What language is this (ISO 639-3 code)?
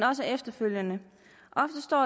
dan